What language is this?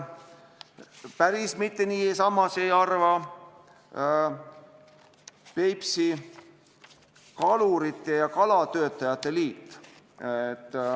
Estonian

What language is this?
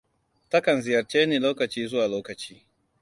Hausa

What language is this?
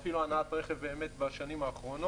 Hebrew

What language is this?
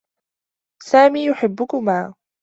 Arabic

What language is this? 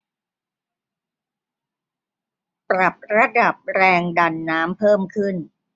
Thai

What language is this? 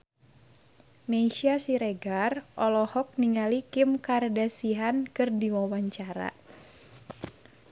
Sundanese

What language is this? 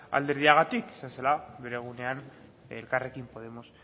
Basque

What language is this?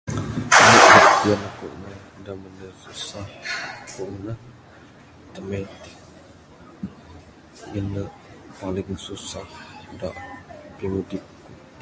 Bukar-Sadung Bidayuh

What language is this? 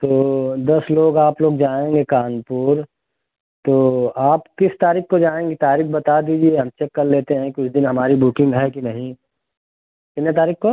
Hindi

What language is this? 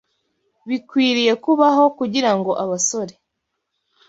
Kinyarwanda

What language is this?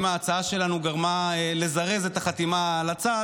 Hebrew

